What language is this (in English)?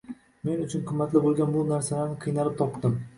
Uzbek